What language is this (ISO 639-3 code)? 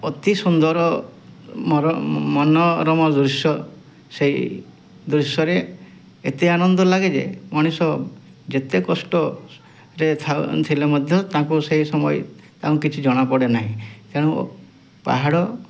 ori